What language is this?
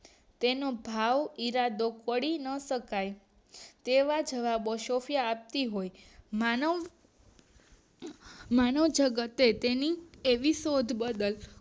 Gujarati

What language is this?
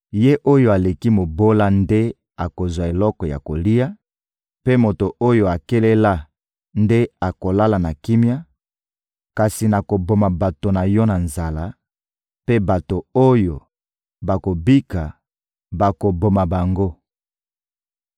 Lingala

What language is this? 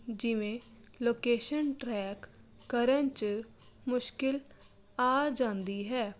Punjabi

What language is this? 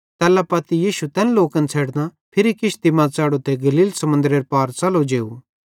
Bhadrawahi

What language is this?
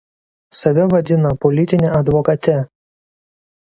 Lithuanian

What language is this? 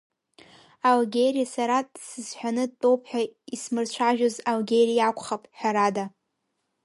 Abkhazian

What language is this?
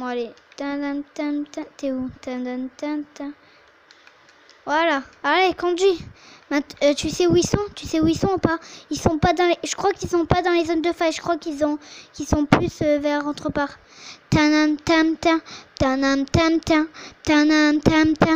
French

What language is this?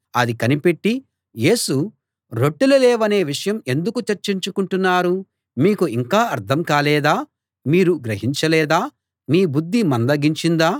Telugu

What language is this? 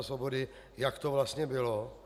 Czech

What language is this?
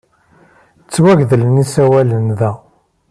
Kabyle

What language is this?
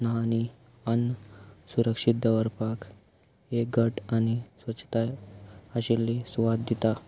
Konkani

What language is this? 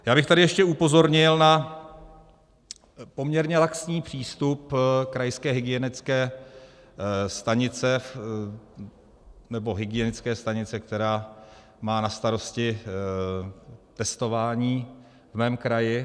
Czech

